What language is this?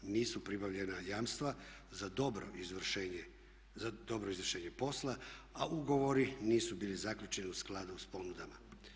Croatian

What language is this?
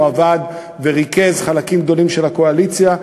Hebrew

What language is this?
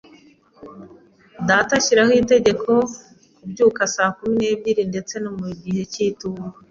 Kinyarwanda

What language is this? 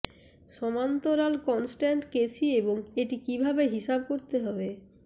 Bangla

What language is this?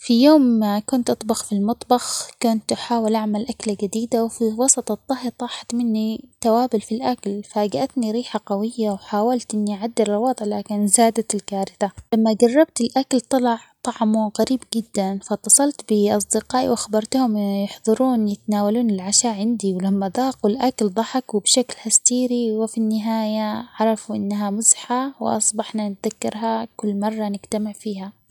Omani Arabic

